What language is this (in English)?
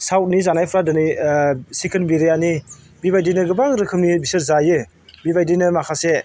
Bodo